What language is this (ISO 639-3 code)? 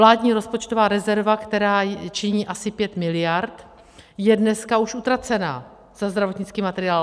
ces